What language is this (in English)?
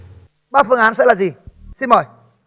Vietnamese